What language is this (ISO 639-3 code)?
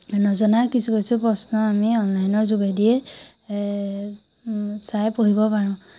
asm